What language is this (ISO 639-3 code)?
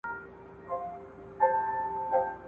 pus